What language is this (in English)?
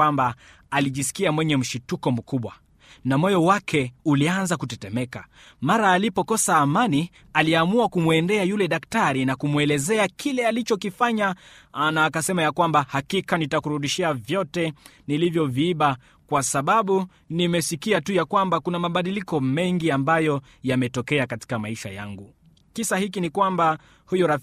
Swahili